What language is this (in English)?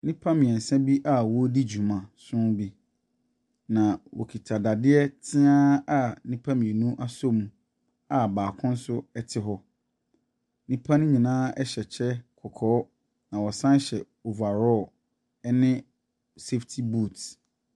Akan